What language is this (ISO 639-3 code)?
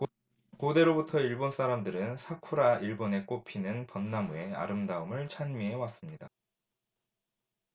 kor